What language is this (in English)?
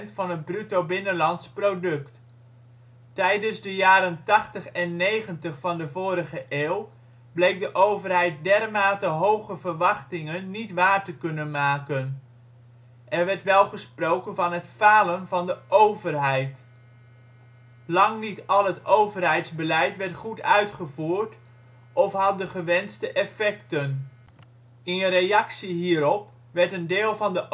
Dutch